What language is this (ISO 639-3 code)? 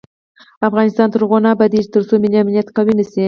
pus